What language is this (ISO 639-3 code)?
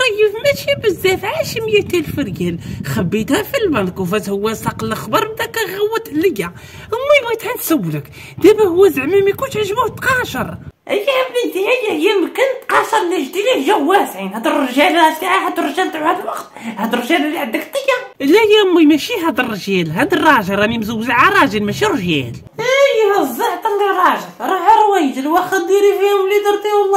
ara